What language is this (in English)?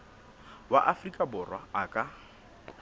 Southern Sotho